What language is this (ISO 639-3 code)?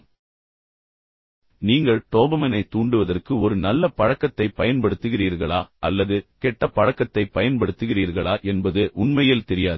tam